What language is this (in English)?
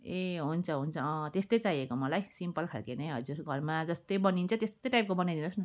Nepali